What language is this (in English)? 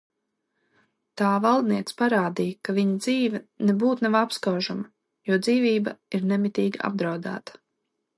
Latvian